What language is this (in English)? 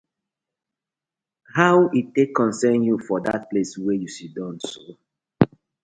Nigerian Pidgin